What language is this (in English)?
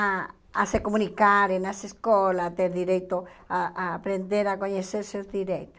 Portuguese